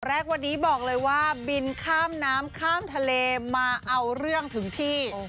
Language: Thai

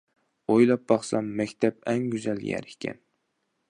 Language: Uyghur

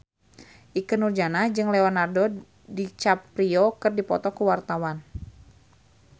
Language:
Sundanese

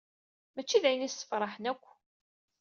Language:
Kabyle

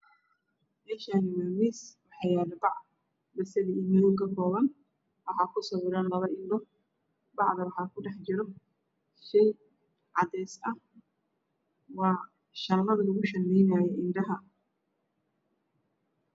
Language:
Somali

